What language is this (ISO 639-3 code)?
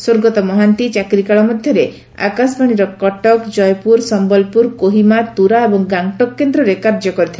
ori